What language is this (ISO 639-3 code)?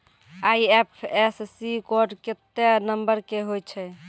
mai